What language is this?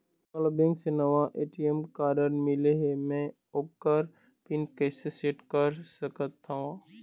Chhattisgarhi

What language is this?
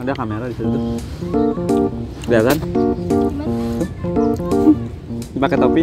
Indonesian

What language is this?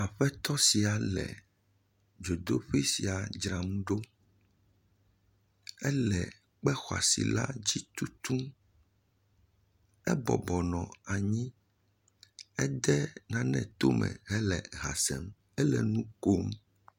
Ewe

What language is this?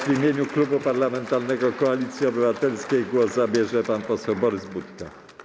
Polish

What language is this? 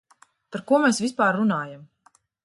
Latvian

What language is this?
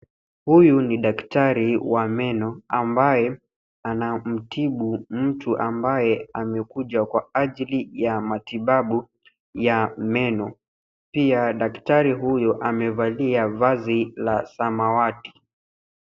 Swahili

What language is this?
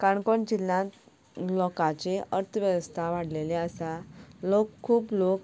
Konkani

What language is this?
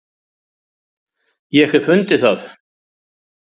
Icelandic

